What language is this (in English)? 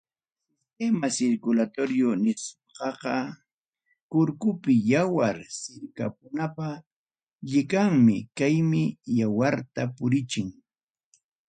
Ayacucho Quechua